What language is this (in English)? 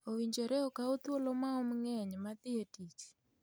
Luo (Kenya and Tanzania)